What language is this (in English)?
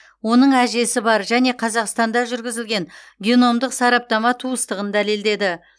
Kazakh